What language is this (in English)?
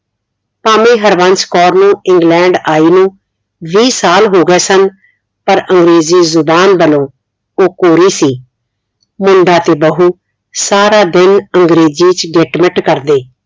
Punjabi